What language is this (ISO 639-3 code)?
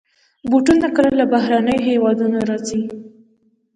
pus